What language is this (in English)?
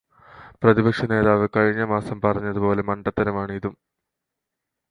Malayalam